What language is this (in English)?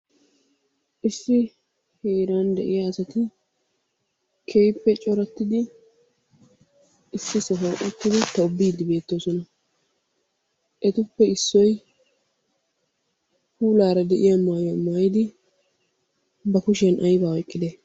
Wolaytta